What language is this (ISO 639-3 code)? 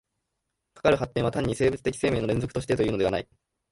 jpn